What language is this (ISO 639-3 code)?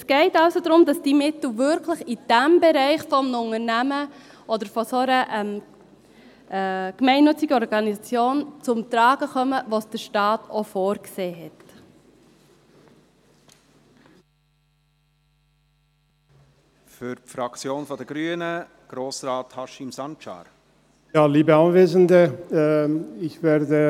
gsw